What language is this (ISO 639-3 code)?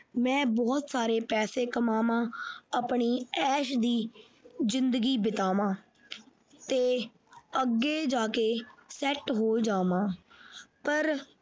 pan